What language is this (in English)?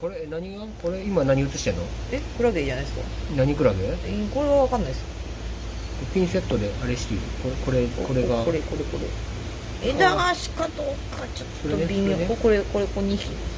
Japanese